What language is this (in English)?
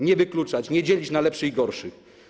Polish